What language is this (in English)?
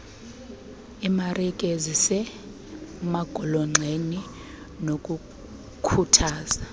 Xhosa